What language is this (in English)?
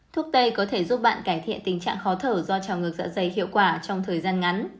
Vietnamese